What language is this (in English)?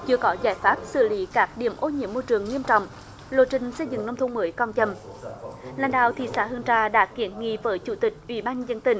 Vietnamese